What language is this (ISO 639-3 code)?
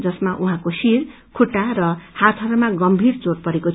nep